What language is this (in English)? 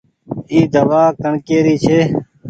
Goaria